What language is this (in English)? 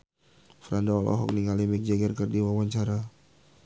Sundanese